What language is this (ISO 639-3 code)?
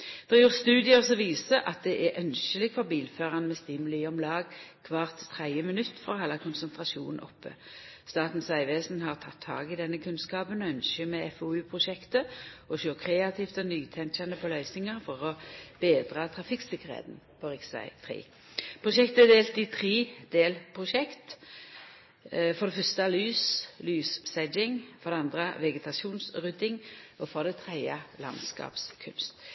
nno